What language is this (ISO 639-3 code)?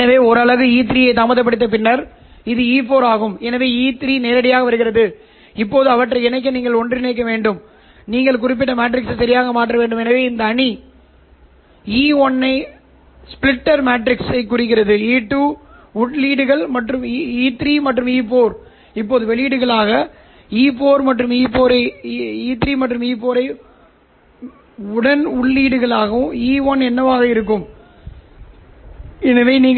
tam